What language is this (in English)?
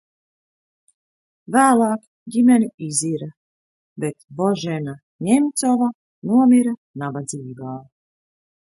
Latvian